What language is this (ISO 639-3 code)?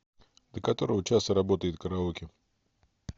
rus